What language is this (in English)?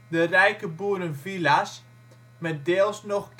Dutch